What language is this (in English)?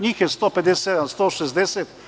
Serbian